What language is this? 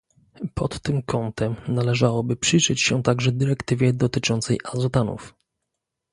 Polish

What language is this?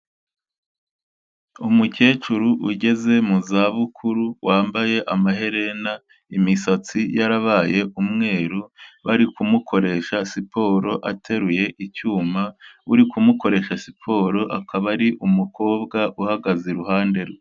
Kinyarwanda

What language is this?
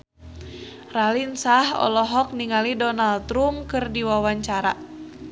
Sundanese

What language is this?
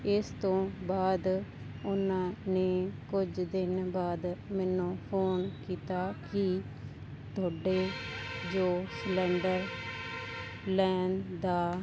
Punjabi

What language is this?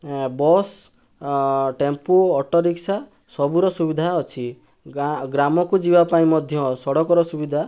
Odia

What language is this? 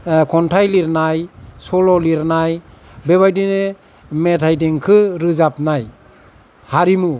Bodo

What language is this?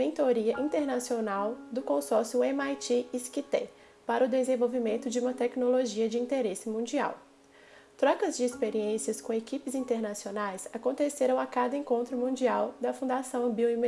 Portuguese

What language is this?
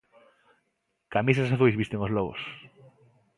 Galician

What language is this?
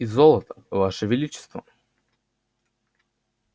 Russian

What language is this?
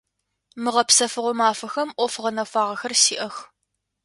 Adyghe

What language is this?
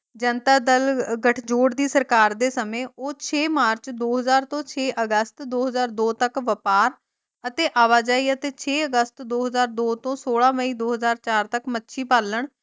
Punjabi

